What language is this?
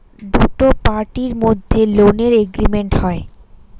Bangla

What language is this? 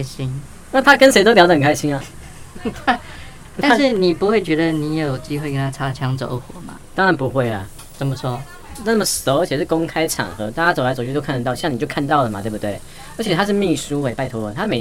Chinese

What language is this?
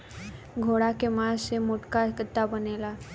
Bhojpuri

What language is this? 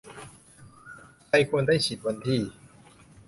Thai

